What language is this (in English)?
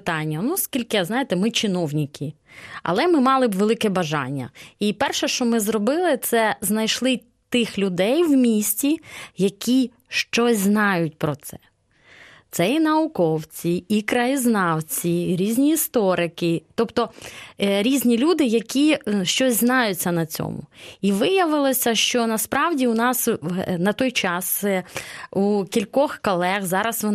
Ukrainian